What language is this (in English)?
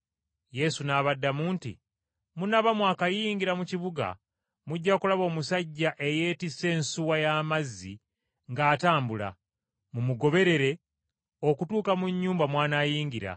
Ganda